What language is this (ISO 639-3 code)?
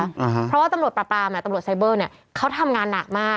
tha